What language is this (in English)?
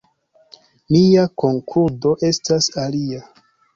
Esperanto